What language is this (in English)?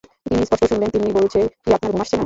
Bangla